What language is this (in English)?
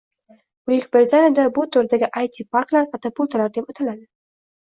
Uzbek